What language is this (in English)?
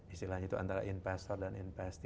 Indonesian